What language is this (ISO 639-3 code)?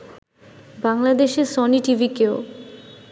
ben